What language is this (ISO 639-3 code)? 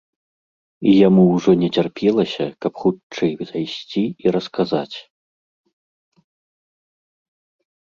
bel